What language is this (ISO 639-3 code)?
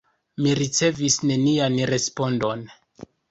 epo